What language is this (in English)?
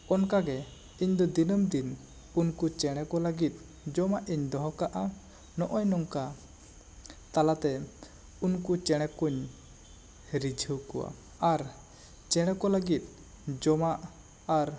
Santali